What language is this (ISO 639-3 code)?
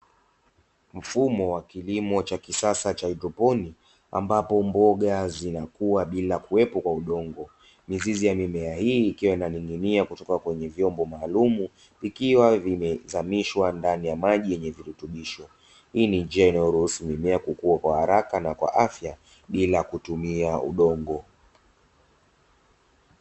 swa